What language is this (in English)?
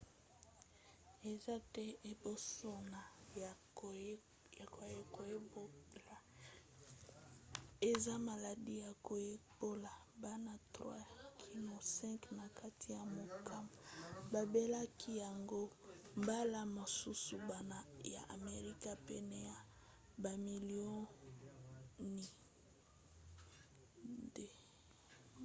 Lingala